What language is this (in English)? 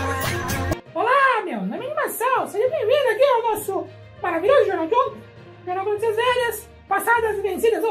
Portuguese